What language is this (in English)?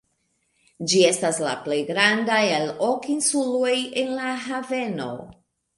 Esperanto